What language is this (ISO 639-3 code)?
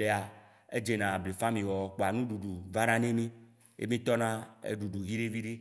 wci